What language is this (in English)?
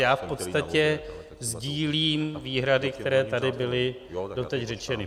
Czech